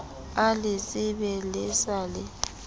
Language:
Southern Sotho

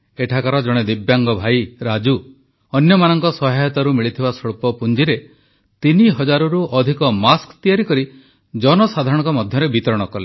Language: Odia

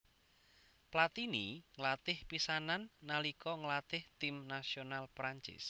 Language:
Javanese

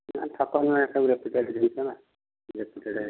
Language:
Odia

